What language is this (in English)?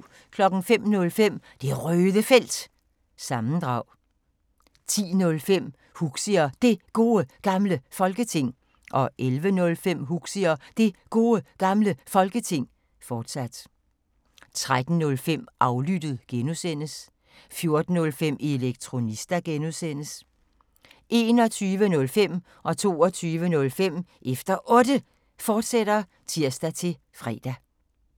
Danish